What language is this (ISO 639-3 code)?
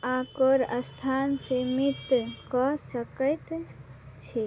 mai